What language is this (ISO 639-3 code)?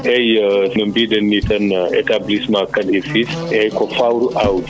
ful